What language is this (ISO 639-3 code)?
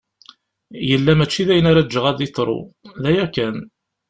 kab